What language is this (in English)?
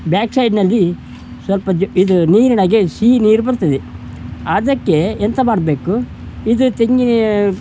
Kannada